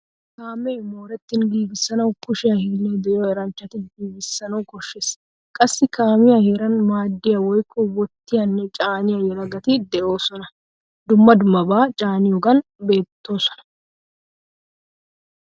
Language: Wolaytta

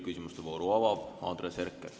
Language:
Estonian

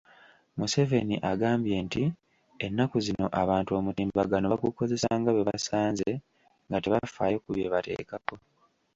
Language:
Ganda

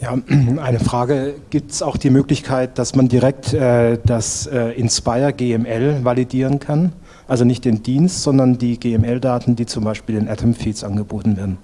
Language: German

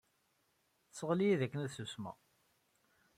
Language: Kabyle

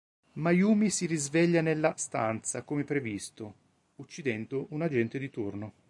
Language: Italian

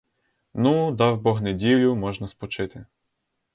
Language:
Ukrainian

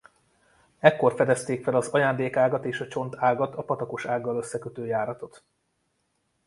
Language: Hungarian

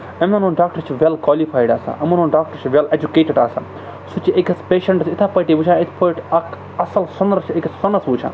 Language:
Kashmiri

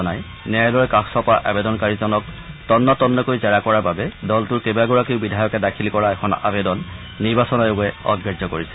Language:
Assamese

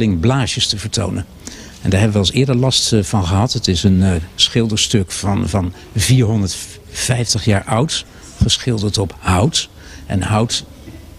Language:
Dutch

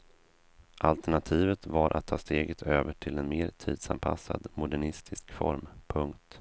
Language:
Swedish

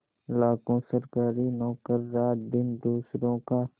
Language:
Hindi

